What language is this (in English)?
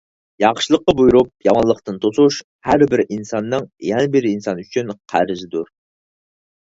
Uyghur